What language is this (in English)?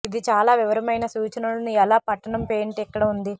Telugu